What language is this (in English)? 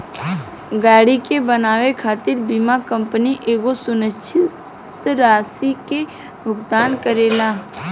Bhojpuri